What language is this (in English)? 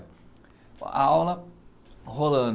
Portuguese